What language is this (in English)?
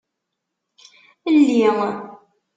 Kabyle